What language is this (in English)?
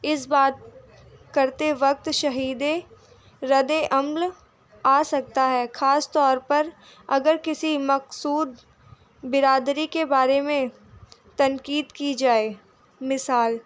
Urdu